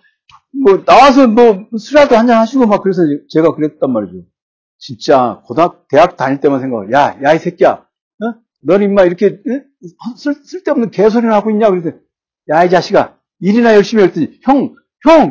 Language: Korean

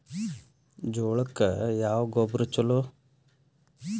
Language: Kannada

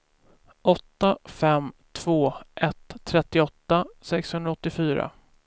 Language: Swedish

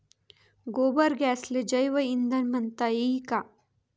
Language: Marathi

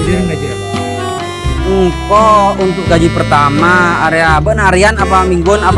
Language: Indonesian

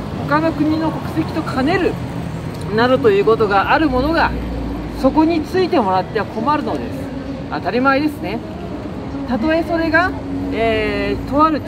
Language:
Japanese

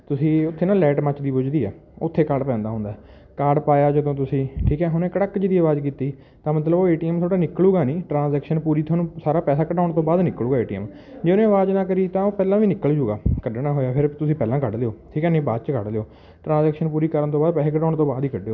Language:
Punjabi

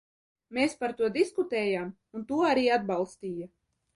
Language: Latvian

